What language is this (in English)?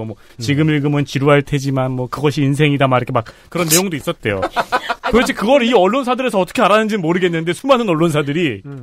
Korean